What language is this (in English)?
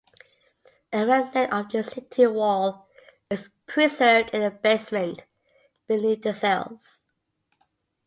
English